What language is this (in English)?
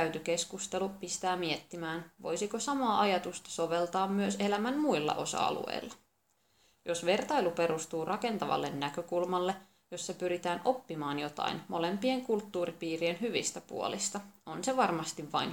Finnish